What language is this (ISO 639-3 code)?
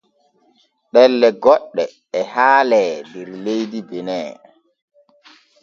fue